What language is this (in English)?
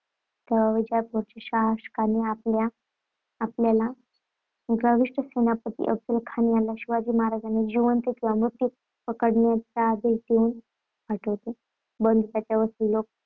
Marathi